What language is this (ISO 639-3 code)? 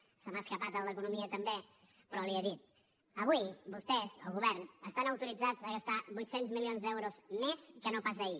cat